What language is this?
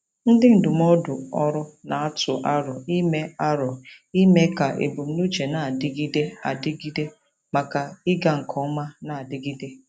Igbo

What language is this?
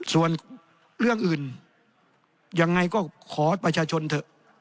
Thai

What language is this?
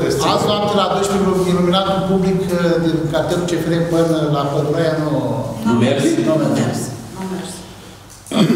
Romanian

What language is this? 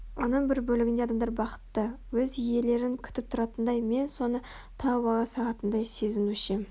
Kazakh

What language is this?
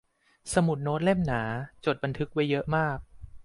Thai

